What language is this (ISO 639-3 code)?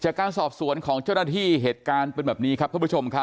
tha